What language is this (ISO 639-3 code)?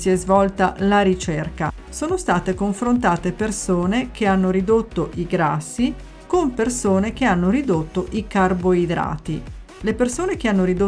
ita